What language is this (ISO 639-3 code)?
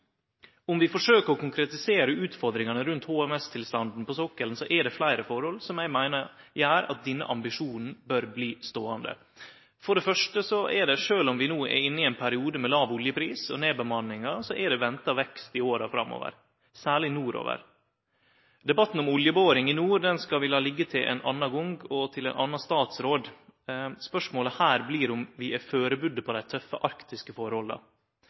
nno